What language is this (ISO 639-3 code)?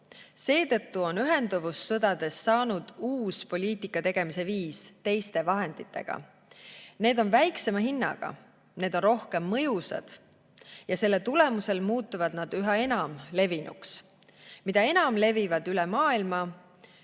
est